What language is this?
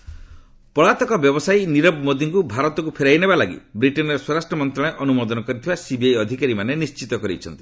Odia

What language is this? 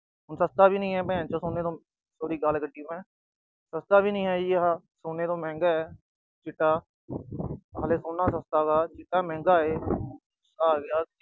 Punjabi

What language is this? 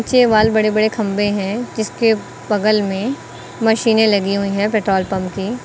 Hindi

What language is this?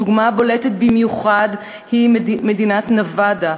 Hebrew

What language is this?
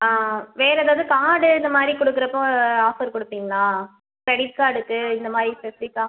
Tamil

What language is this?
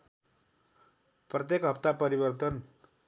Nepali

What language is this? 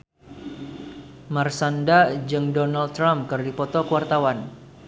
Sundanese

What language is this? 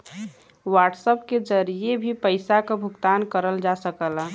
Bhojpuri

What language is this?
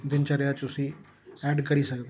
Dogri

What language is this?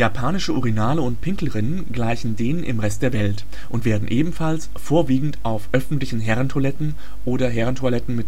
German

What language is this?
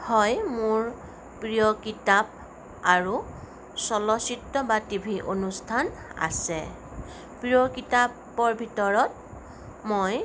Assamese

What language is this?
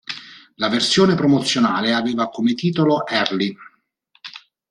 Italian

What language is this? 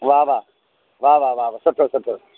Sindhi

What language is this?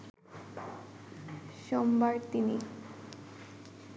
Bangla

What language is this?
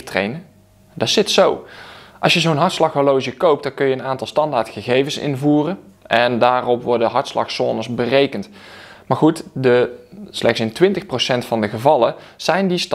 Dutch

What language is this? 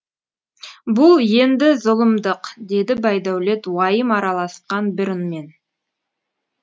Kazakh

